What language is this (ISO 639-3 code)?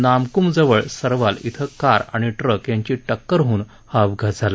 mar